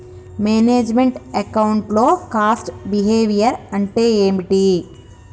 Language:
Telugu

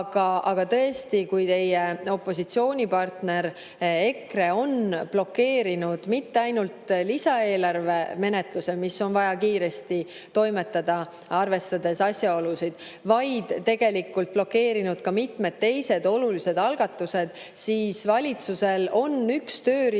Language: Estonian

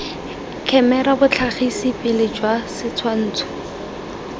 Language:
Tswana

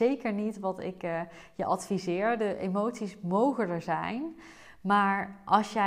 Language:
Dutch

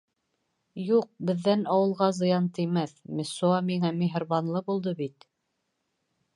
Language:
Bashkir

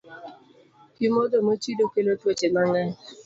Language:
Luo (Kenya and Tanzania)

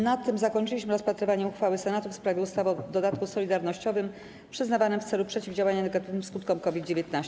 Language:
Polish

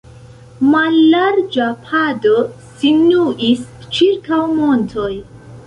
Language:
Esperanto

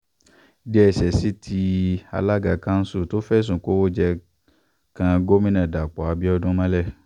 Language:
Yoruba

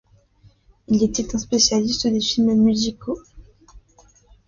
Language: French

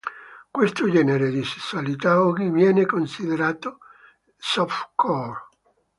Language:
Italian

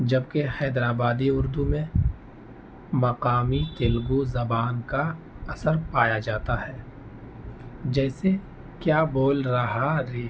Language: Urdu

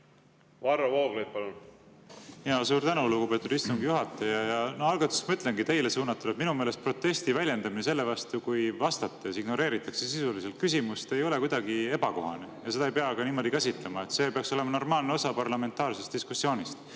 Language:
Estonian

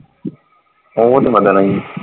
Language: Punjabi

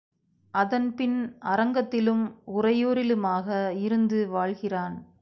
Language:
Tamil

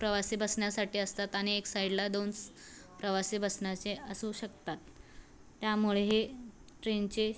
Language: Marathi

